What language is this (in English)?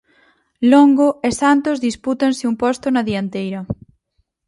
Galician